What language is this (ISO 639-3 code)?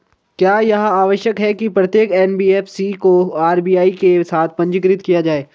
hin